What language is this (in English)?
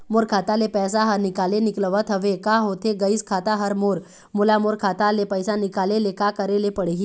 Chhattisgarhi